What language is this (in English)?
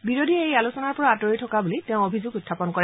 Assamese